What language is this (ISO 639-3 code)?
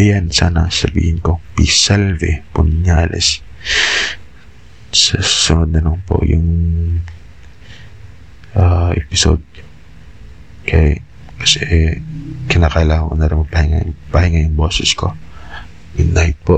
fil